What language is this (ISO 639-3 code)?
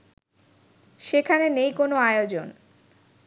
ben